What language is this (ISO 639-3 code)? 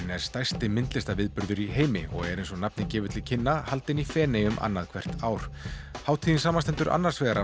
isl